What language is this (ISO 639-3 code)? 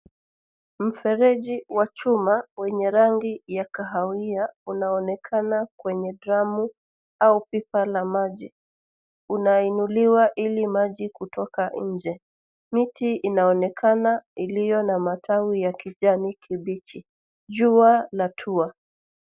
swa